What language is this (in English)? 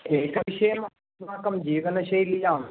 Sanskrit